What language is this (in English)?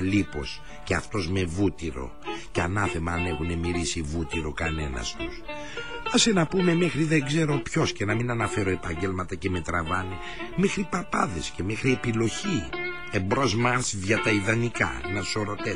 Greek